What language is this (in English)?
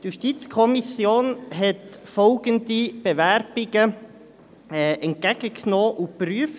Swiss German